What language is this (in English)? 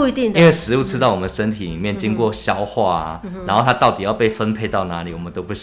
Chinese